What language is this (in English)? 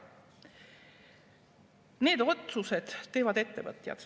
Estonian